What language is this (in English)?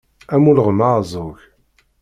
Kabyle